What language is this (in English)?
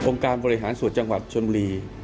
Thai